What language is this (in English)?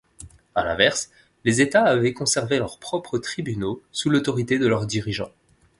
French